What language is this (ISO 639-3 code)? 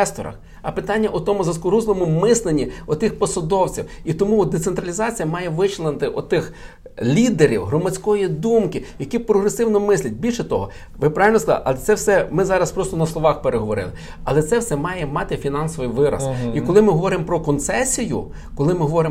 ukr